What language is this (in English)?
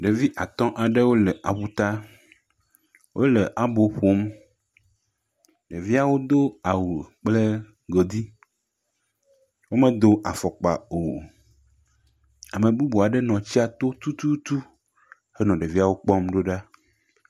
Ewe